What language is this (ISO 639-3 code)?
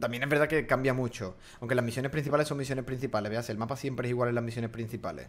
spa